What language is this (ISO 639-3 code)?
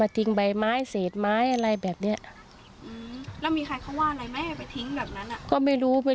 tha